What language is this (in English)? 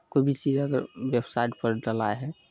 Maithili